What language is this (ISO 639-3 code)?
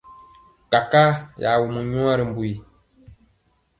mcx